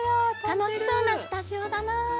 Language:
Japanese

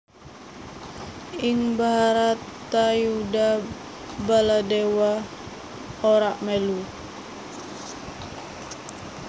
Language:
Javanese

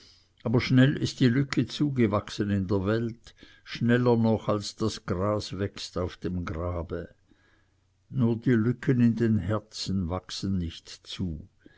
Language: German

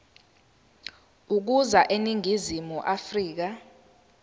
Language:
Zulu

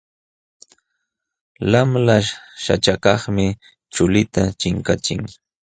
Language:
Jauja Wanca Quechua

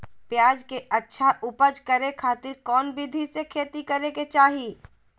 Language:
Magahi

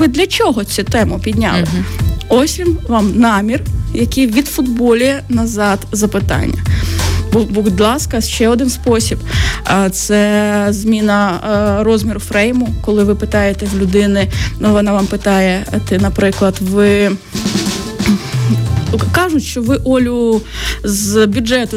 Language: Ukrainian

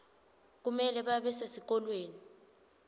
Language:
Swati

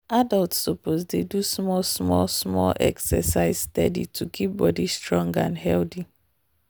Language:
Nigerian Pidgin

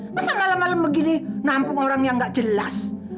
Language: Indonesian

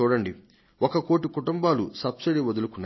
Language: Telugu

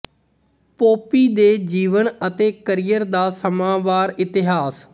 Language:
Punjabi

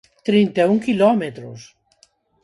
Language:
Galician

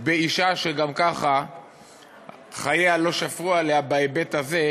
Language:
Hebrew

